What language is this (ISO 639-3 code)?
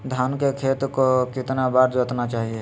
mag